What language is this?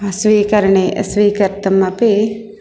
Sanskrit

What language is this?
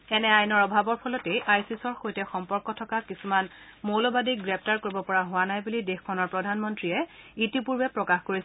Assamese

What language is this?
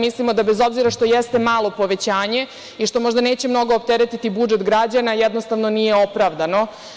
Serbian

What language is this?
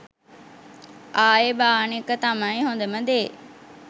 Sinhala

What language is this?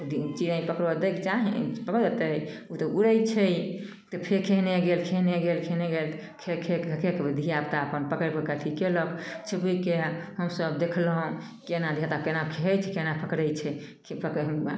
Maithili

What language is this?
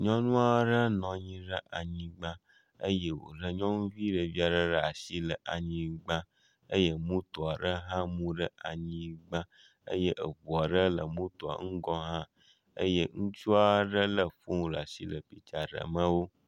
Ewe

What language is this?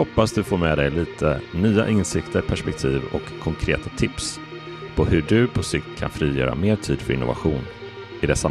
Swedish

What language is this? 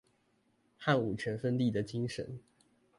Chinese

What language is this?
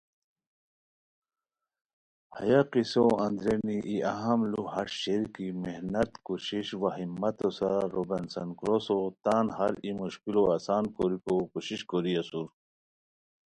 Khowar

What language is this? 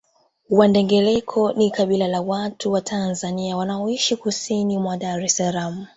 Swahili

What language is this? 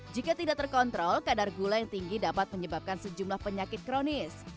Indonesian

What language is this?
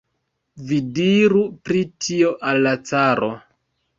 Esperanto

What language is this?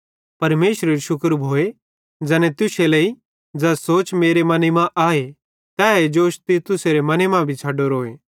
Bhadrawahi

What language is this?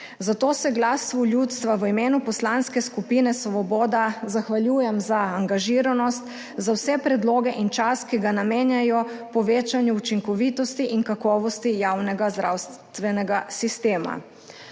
Slovenian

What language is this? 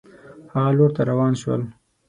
Pashto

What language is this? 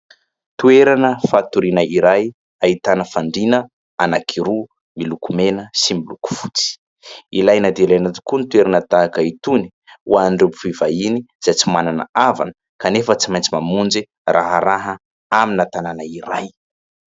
Malagasy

